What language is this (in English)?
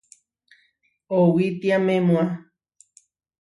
Huarijio